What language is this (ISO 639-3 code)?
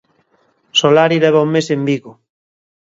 glg